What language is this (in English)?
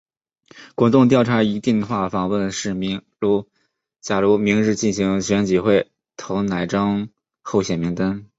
Chinese